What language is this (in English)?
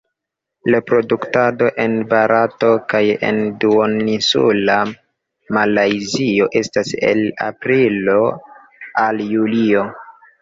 Esperanto